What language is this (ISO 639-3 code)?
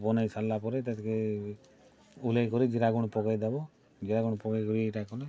ori